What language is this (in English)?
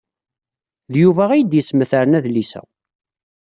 Kabyle